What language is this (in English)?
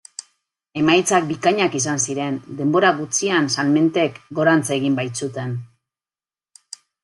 Basque